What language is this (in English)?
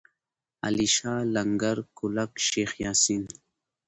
Pashto